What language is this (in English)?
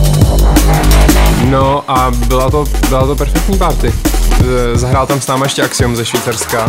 Czech